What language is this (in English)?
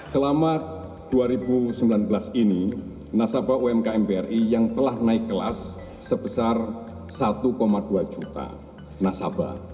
Indonesian